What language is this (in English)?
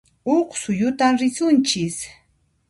Puno Quechua